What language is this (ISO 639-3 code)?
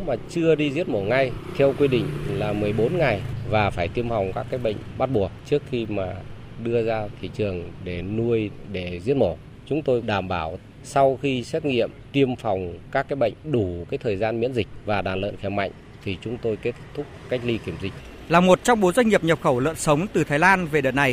vie